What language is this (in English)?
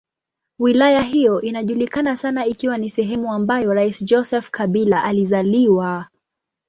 Swahili